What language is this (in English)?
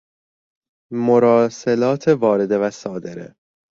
Persian